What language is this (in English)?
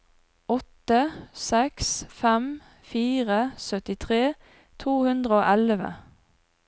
Norwegian